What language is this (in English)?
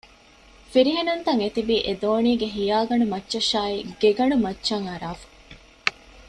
Divehi